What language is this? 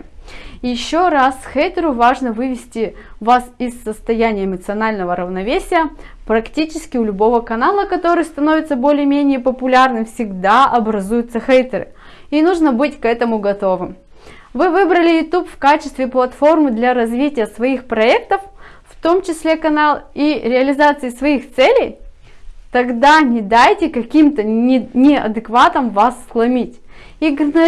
Russian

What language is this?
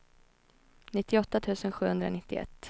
Swedish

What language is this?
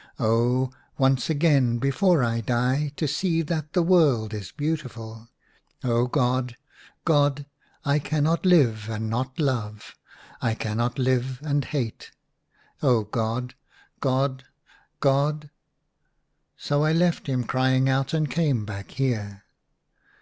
English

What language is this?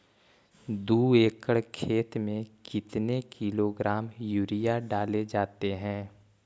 Magahi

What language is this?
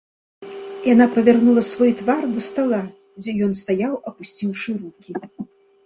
Belarusian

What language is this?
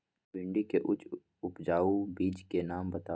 Magahi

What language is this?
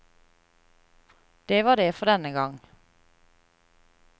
Norwegian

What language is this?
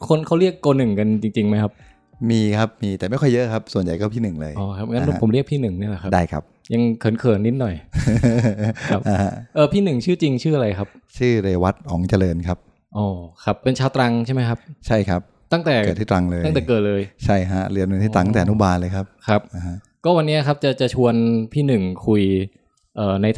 Thai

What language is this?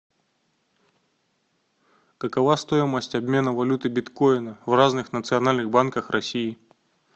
Russian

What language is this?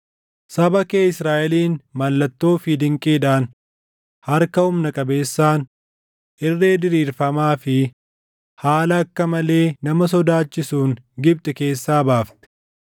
Oromo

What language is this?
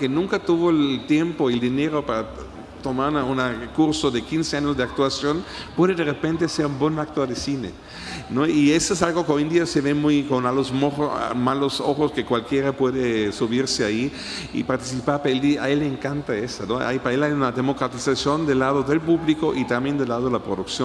Spanish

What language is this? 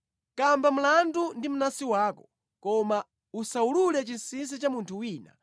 Nyanja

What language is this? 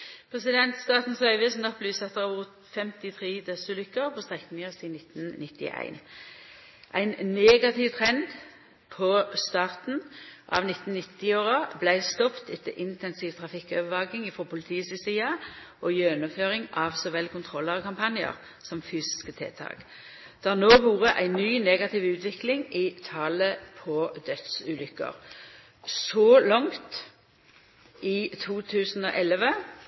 Norwegian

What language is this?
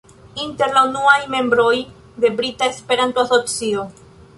Esperanto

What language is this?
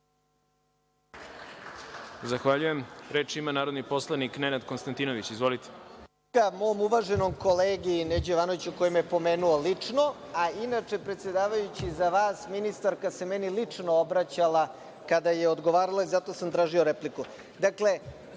Serbian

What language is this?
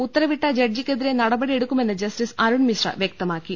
Malayalam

